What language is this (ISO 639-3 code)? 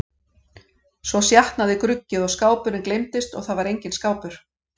isl